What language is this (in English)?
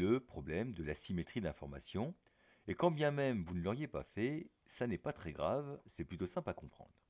French